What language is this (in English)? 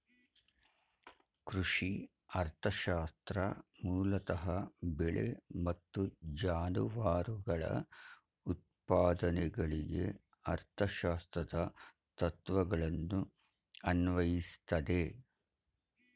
Kannada